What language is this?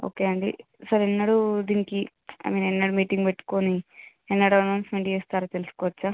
Telugu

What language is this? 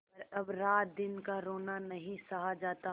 Hindi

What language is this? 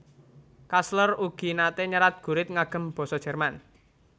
Javanese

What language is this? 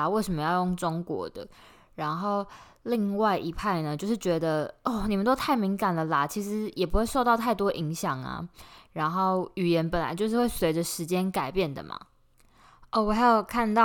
Chinese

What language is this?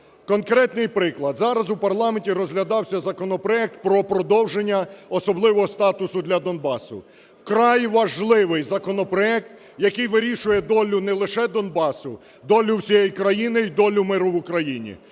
Ukrainian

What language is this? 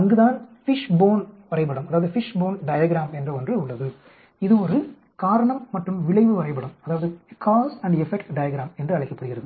Tamil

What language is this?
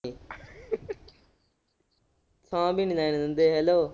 Punjabi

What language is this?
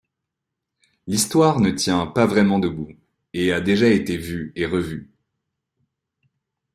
French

